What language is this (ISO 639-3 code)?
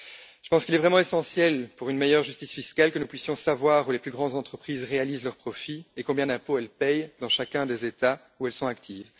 fra